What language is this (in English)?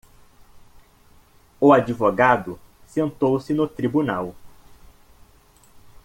Portuguese